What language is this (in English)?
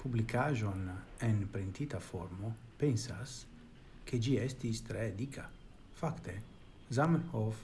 Italian